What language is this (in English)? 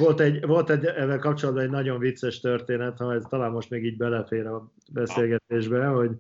Hungarian